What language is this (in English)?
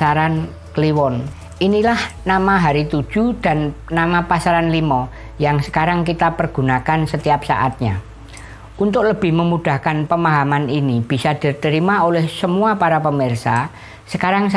Indonesian